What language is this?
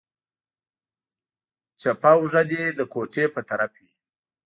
Pashto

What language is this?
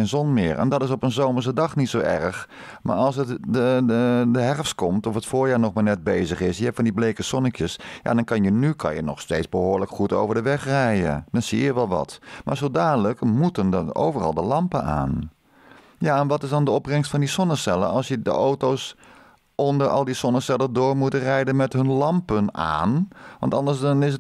Dutch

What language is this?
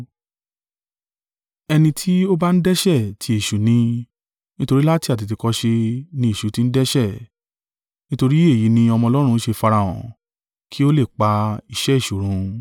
Yoruba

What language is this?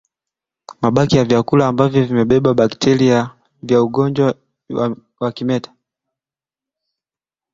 Swahili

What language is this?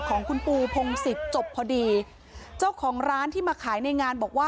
Thai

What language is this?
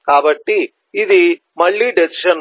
Telugu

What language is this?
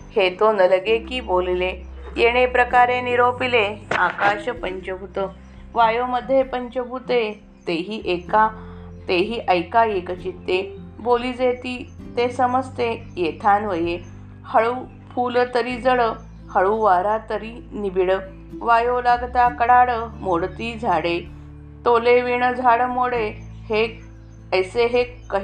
Marathi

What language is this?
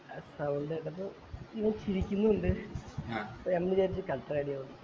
Malayalam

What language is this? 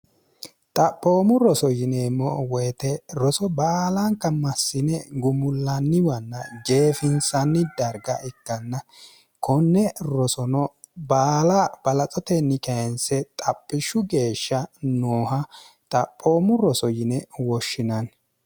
Sidamo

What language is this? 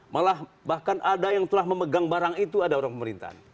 Indonesian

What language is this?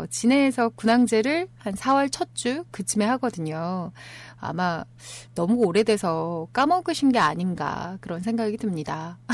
Korean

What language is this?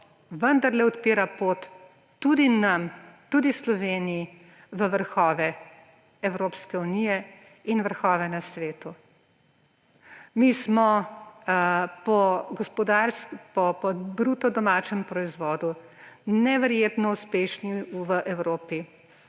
Slovenian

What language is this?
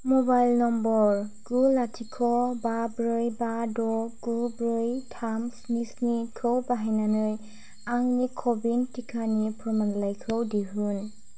Bodo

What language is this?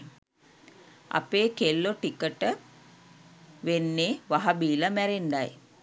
Sinhala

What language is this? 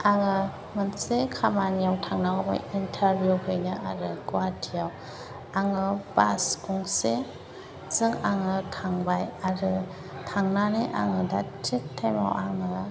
Bodo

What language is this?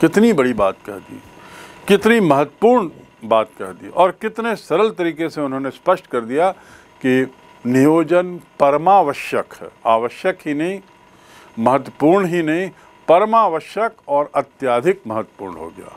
Hindi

